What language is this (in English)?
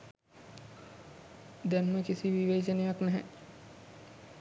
Sinhala